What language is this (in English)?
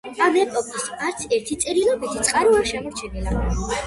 Georgian